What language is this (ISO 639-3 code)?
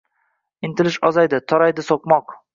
uzb